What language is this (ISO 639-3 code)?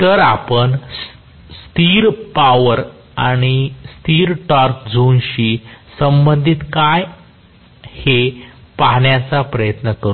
mar